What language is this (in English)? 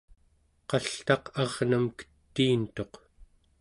Central Yupik